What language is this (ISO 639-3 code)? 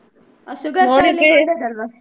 kan